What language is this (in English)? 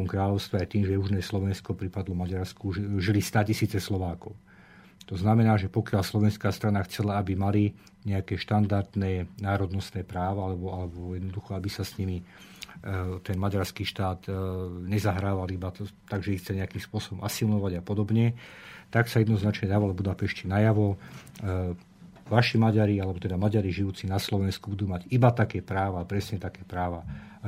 Slovak